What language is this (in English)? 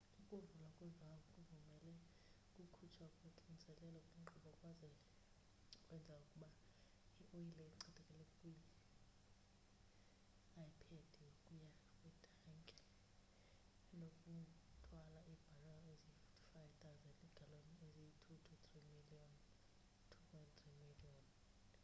Xhosa